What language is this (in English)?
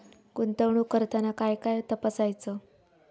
Marathi